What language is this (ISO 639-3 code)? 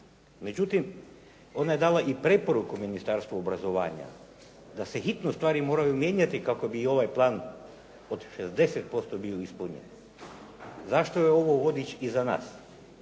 hrv